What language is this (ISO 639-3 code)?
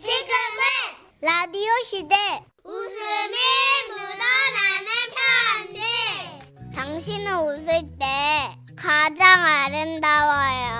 kor